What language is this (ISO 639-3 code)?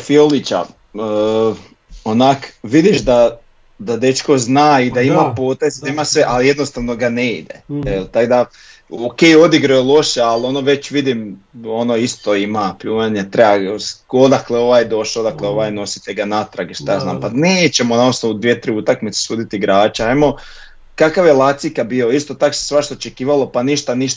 hrv